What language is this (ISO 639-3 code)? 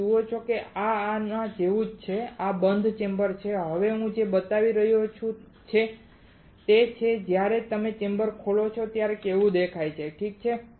guj